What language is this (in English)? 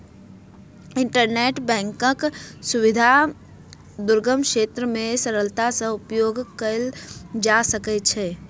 Maithili